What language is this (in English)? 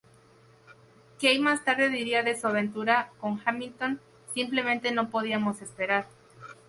Spanish